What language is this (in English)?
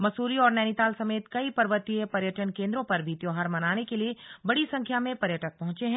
Hindi